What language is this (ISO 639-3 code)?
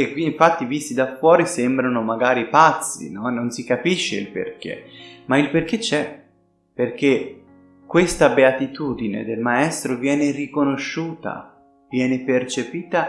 ita